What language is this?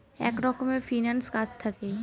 Bangla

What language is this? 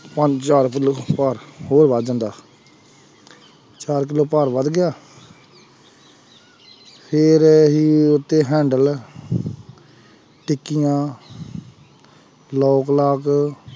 Punjabi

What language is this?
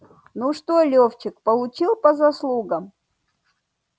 Russian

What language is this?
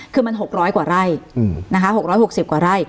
Thai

